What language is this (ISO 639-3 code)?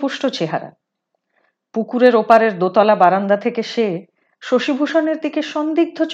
hin